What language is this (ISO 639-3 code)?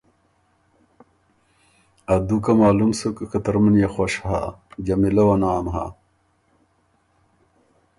oru